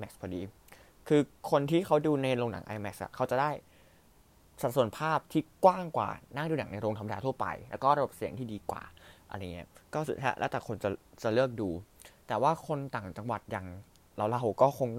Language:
Thai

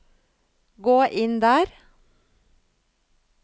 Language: Norwegian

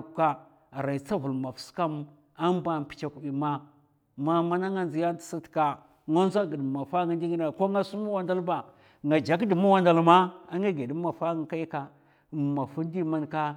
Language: Mafa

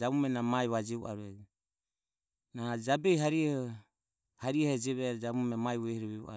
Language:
Ömie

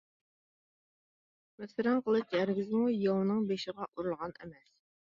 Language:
Uyghur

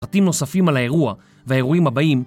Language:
Hebrew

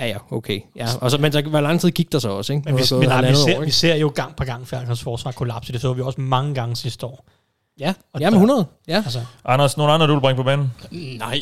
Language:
Danish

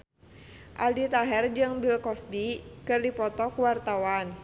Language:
Sundanese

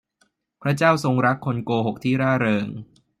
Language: Thai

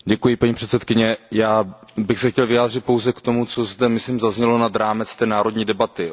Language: Czech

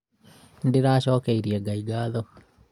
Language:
Kikuyu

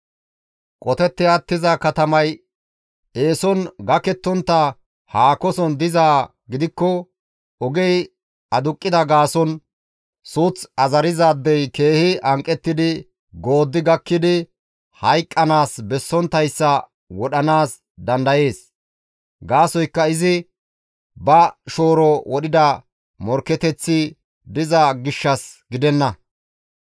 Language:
Gamo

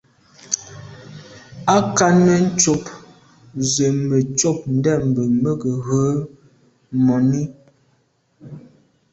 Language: Medumba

